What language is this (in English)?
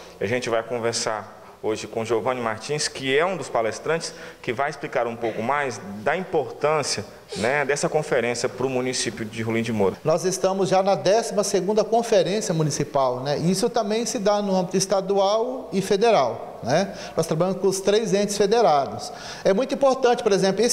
Portuguese